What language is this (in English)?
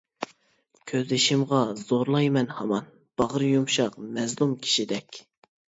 Uyghur